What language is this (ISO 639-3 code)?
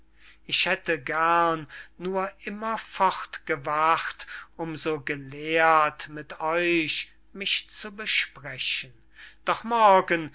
deu